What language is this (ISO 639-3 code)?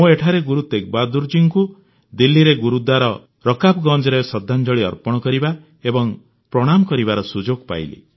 ori